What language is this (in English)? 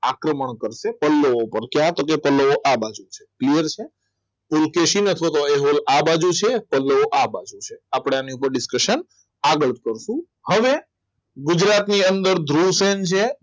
Gujarati